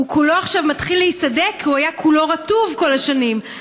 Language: Hebrew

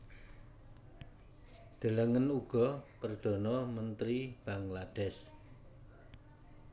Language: Javanese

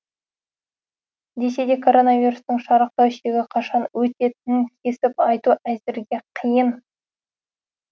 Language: Kazakh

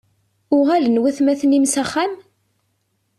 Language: Kabyle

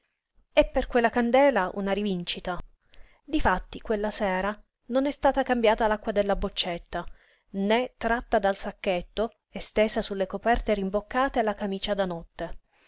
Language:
Italian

